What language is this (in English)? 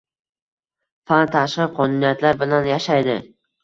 Uzbek